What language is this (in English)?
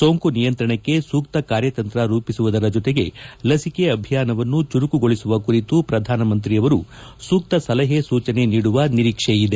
Kannada